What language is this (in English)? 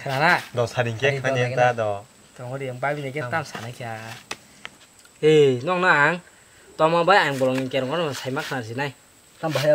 Thai